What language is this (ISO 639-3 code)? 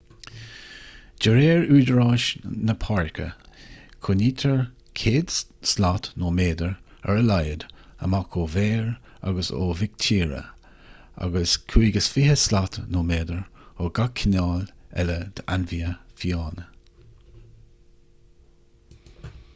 gle